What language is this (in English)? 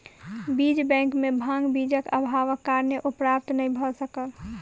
Maithili